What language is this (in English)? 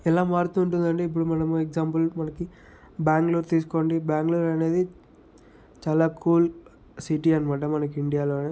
Telugu